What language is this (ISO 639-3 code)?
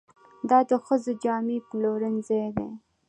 pus